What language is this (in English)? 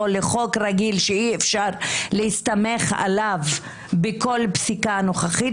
Hebrew